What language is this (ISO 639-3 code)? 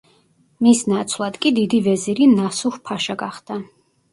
kat